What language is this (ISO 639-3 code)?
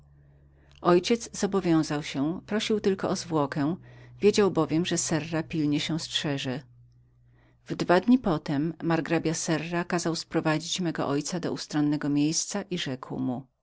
pol